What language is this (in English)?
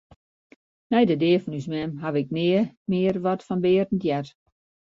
Western Frisian